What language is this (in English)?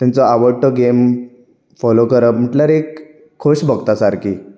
Konkani